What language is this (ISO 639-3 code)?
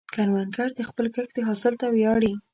pus